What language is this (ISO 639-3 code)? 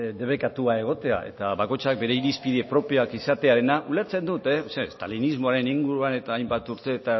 eus